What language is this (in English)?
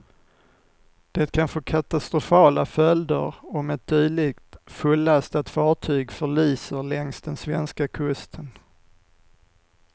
Swedish